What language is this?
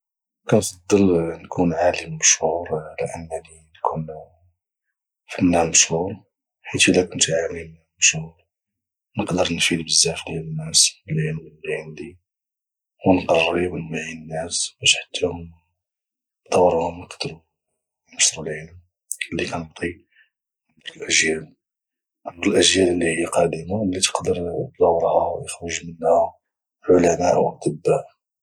Moroccan Arabic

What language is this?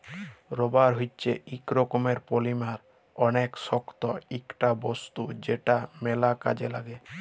Bangla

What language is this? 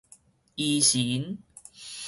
Min Nan Chinese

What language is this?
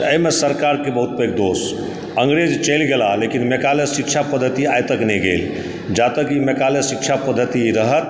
Maithili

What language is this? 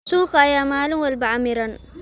Somali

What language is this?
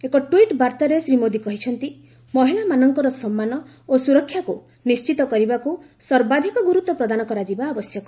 Odia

